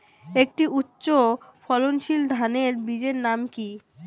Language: Bangla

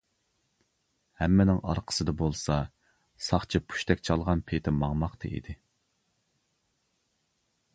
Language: Uyghur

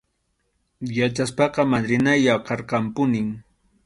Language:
Arequipa-La Unión Quechua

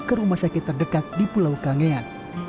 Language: Indonesian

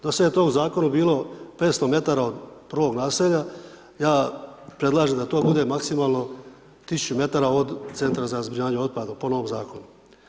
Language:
Croatian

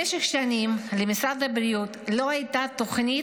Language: Hebrew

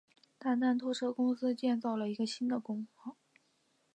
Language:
Chinese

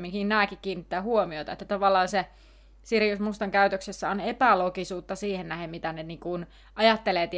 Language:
Finnish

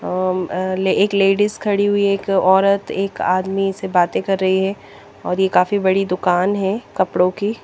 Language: Hindi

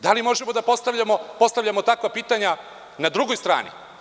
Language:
Serbian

